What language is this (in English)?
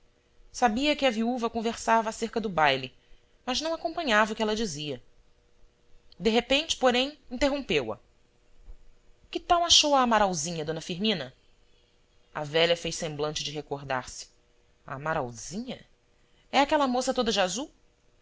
Portuguese